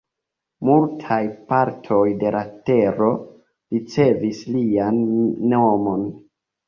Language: Esperanto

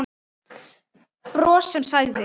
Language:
Icelandic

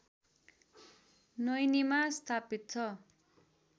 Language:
Nepali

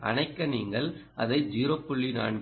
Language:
Tamil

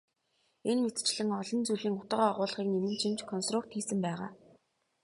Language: Mongolian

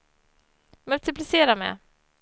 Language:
Swedish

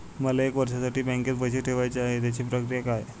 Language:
Marathi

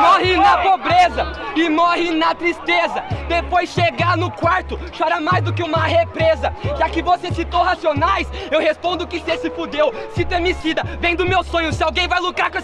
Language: Portuguese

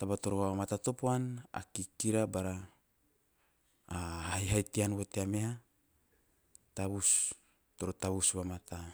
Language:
Teop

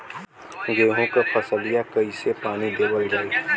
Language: Bhojpuri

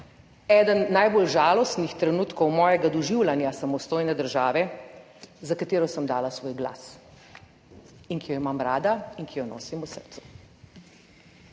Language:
Slovenian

